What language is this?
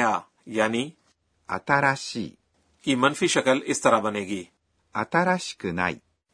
Urdu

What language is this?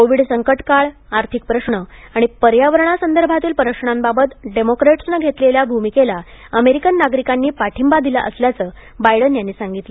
Marathi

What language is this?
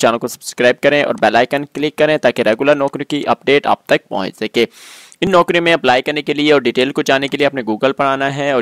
Hindi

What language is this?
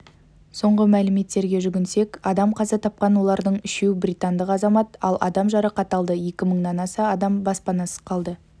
Kazakh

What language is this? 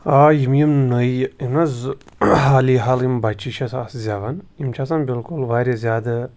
Kashmiri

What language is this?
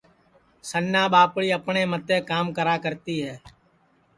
Sansi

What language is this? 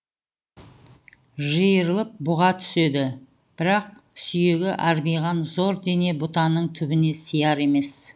Kazakh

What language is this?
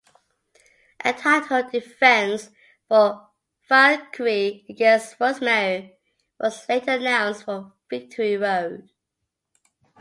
English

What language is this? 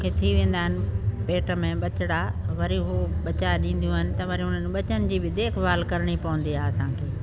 Sindhi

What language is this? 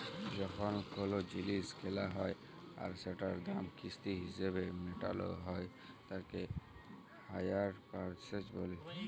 Bangla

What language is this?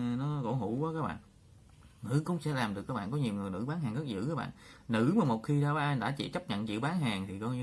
Vietnamese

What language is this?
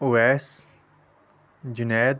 Kashmiri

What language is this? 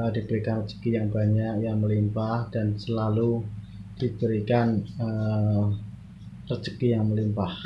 Indonesian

